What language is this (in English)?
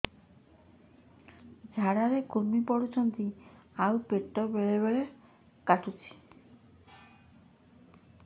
Odia